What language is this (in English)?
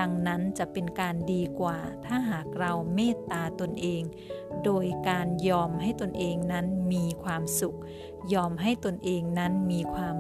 Thai